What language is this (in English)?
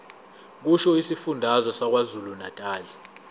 Zulu